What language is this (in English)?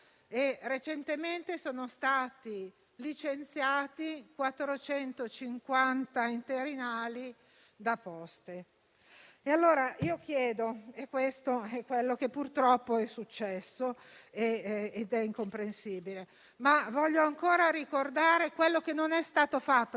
Italian